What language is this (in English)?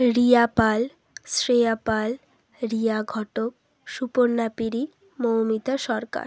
Bangla